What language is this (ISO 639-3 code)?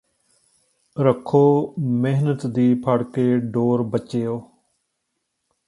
pan